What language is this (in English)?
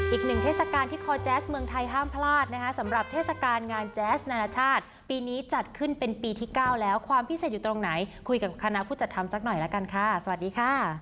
Thai